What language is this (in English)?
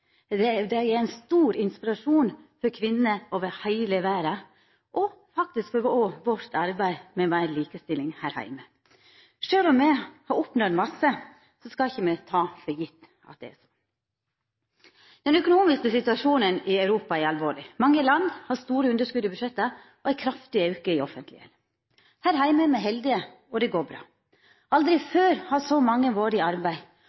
Norwegian Nynorsk